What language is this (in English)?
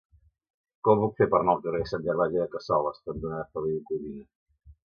Catalan